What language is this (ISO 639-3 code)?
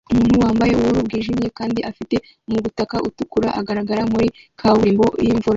kin